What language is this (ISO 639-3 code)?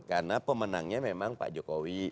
ind